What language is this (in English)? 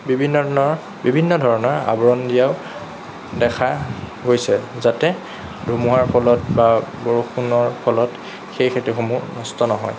Assamese